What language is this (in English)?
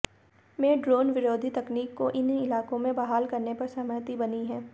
Hindi